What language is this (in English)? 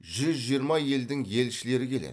Kazakh